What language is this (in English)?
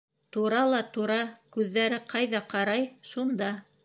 Bashkir